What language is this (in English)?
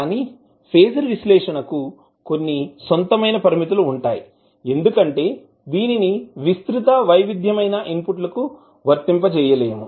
Telugu